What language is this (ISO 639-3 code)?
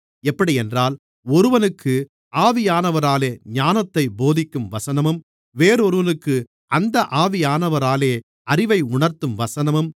tam